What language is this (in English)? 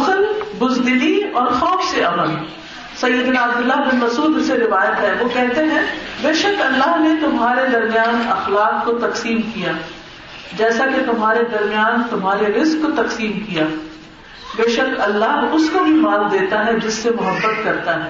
Urdu